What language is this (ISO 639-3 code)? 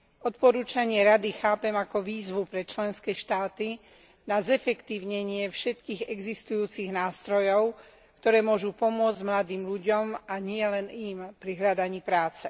slk